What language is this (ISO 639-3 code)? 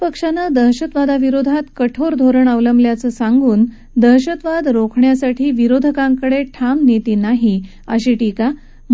mar